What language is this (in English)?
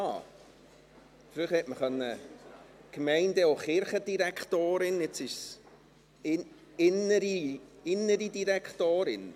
Swiss German